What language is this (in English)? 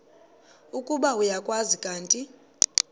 Xhosa